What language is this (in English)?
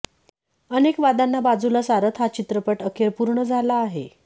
Marathi